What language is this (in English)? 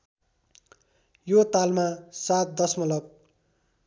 Nepali